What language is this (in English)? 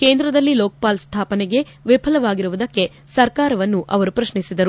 Kannada